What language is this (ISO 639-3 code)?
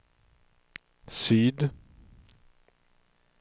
swe